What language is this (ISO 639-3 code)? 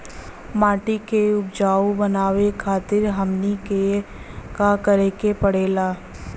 bho